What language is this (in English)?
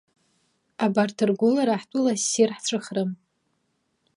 Abkhazian